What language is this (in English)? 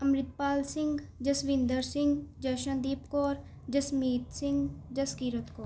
Punjabi